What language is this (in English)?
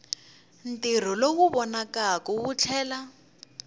Tsonga